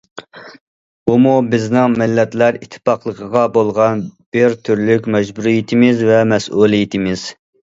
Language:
Uyghur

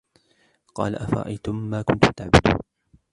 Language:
Arabic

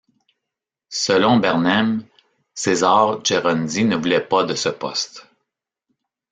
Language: French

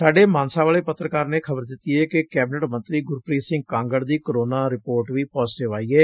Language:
Punjabi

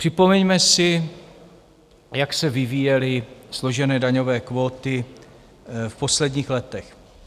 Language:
Czech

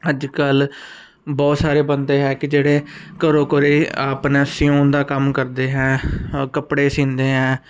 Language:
Punjabi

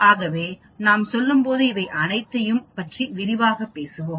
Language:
Tamil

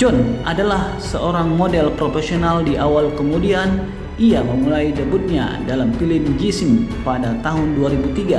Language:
Indonesian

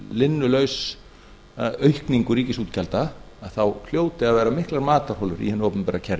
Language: Icelandic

